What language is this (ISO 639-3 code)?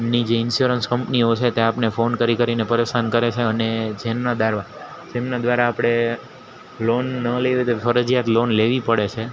guj